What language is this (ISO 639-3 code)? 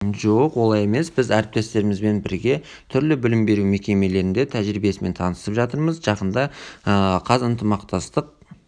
kaz